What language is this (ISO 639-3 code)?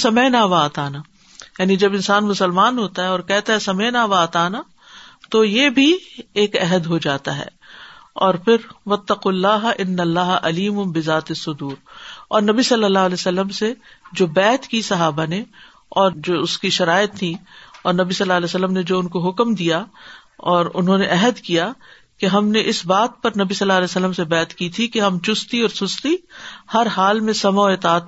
urd